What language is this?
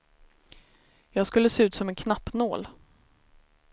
Swedish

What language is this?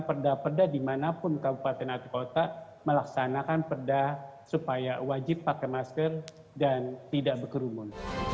Indonesian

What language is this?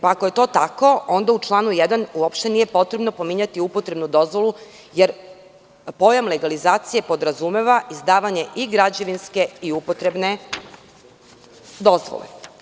Serbian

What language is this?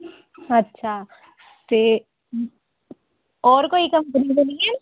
Dogri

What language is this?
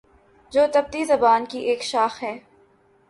Urdu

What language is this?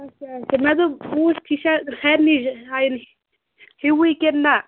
Kashmiri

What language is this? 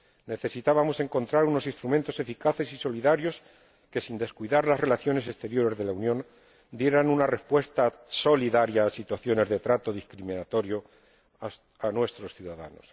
Spanish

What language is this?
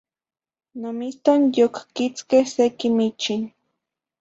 Zacatlán-Ahuacatlán-Tepetzintla Nahuatl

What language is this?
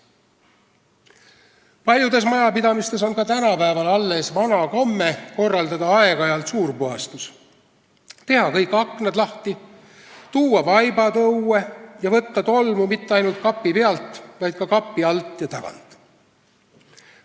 Estonian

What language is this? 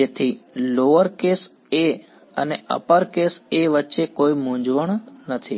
Gujarati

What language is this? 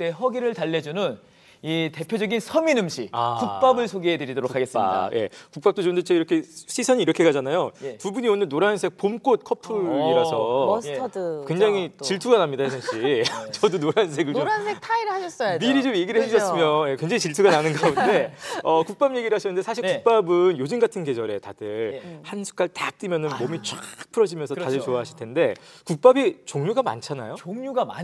Korean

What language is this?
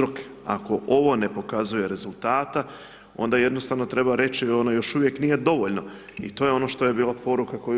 Croatian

